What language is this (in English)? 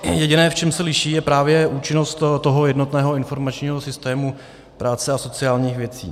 Czech